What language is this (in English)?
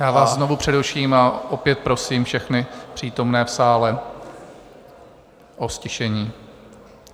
Czech